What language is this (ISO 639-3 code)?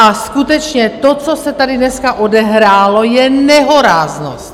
ces